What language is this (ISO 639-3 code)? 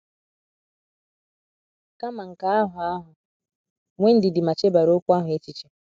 ibo